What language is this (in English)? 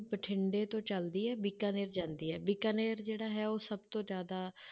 Punjabi